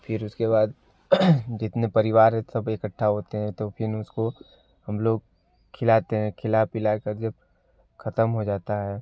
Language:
Hindi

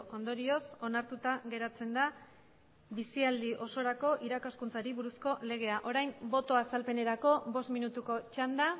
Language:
Basque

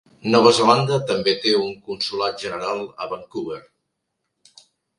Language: Catalan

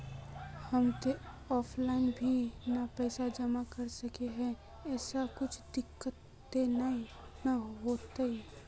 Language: Magahi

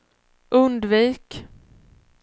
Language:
Swedish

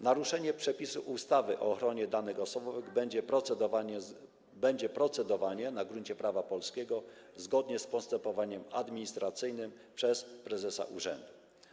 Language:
Polish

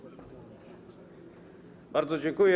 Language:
Polish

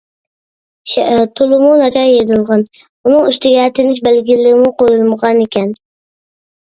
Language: Uyghur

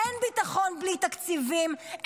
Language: Hebrew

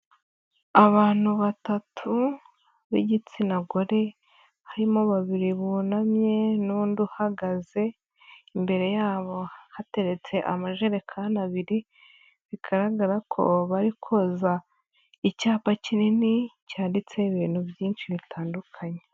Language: Kinyarwanda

